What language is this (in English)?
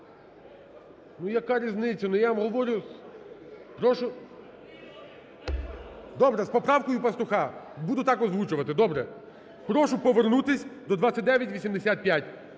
Ukrainian